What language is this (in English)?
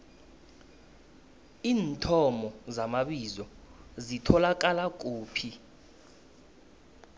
South Ndebele